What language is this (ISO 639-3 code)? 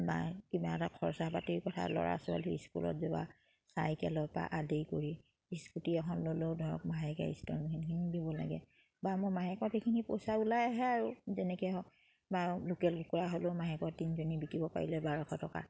asm